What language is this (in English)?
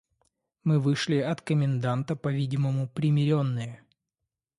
Russian